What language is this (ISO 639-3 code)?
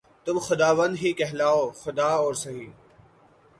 urd